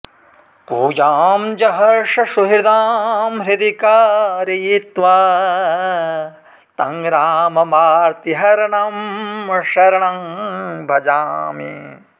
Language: Sanskrit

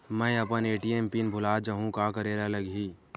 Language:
Chhattisgarhi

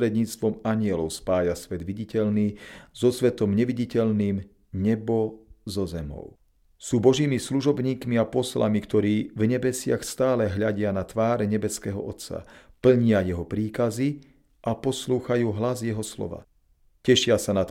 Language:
Slovak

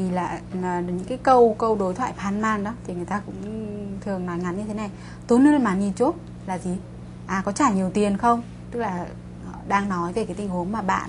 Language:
Vietnamese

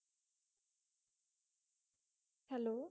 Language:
Punjabi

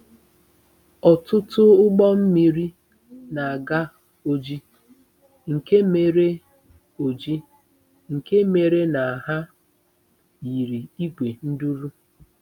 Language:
Igbo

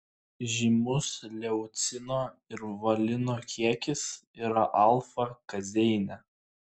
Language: Lithuanian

